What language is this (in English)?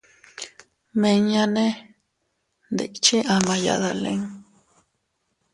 Teutila Cuicatec